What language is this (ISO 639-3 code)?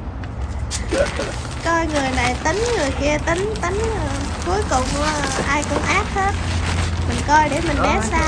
vie